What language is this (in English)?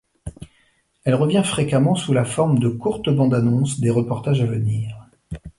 French